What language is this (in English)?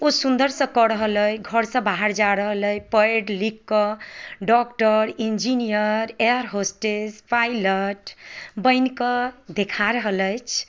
Maithili